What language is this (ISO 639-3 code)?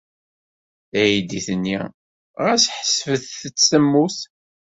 kab